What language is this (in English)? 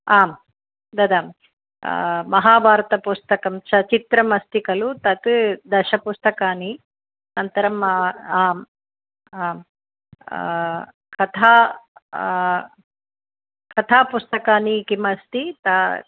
Sanskrit